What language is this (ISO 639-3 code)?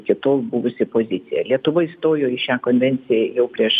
lit